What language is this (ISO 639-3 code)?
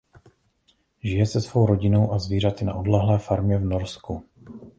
ces